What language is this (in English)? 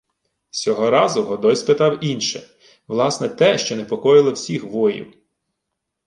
Ukrainian